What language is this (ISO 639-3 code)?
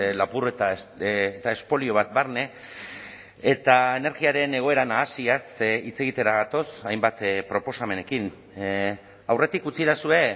eus